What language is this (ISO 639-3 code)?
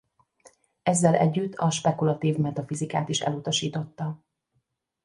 hun